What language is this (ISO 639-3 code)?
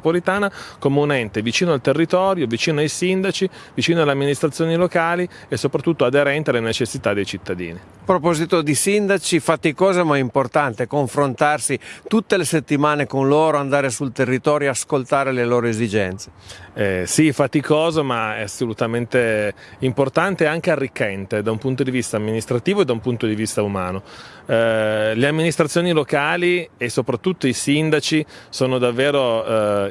ita